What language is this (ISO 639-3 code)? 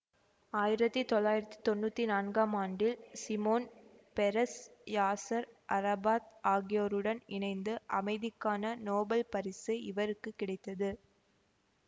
tam